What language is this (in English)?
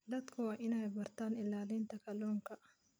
Somali